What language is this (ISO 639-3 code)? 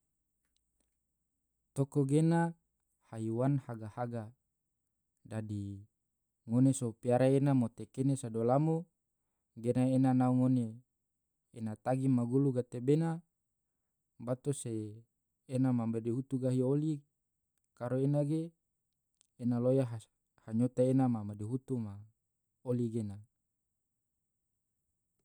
tvo